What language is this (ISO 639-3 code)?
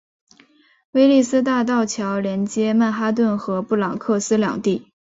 zho